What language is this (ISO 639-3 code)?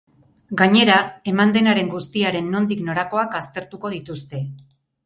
eus